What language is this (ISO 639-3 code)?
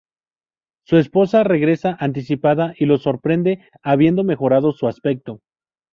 spa